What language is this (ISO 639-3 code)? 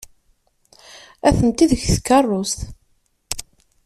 kab